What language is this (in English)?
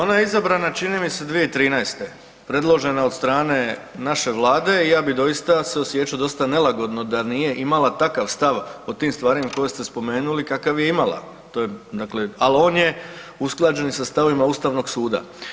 Croatian